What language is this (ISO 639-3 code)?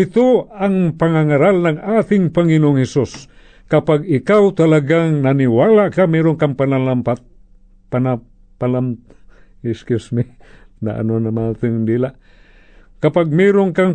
fil